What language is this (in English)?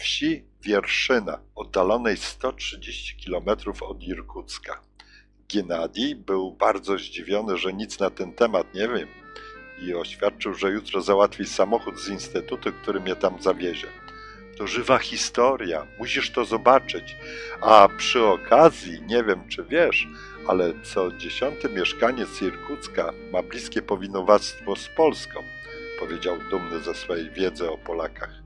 Polish